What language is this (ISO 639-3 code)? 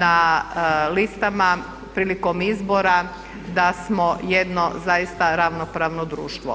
hrv